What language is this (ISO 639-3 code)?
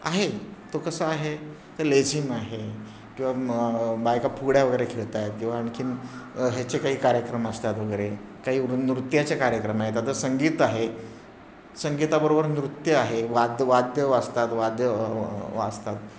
mar